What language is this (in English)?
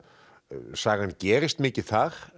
Icelandic